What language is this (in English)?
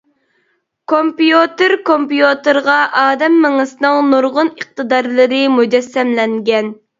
Uyghur